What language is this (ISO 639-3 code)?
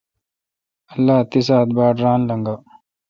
xka